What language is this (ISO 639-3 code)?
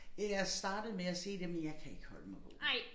dan